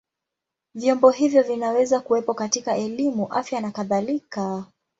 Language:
Swahili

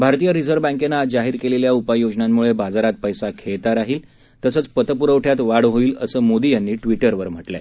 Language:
Marathi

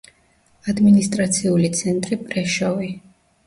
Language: Georgian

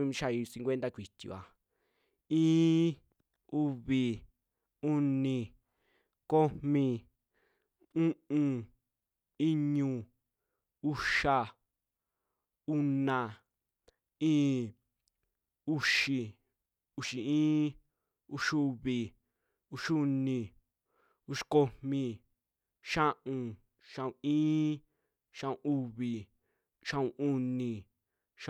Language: Western Juxtlahuaca Mixtec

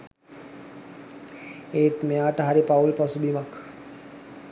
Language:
Sinhala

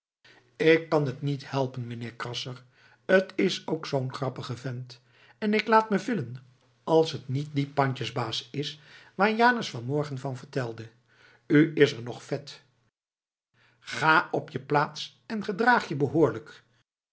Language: Dutch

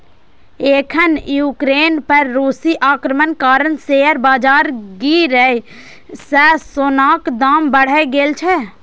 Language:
Maithili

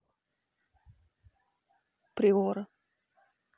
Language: Russian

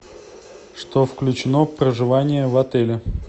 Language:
Russian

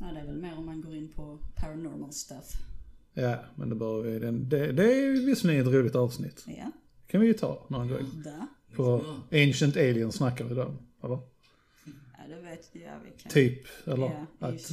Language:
Swedish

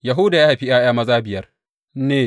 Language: Hausa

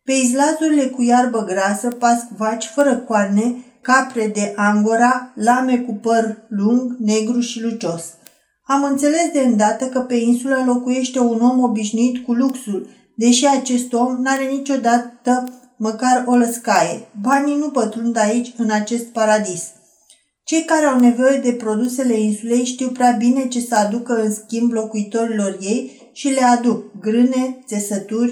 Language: Romanian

